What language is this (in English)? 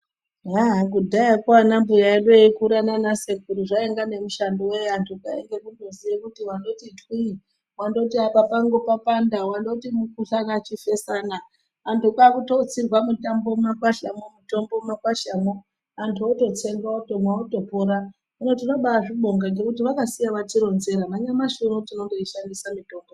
Ndau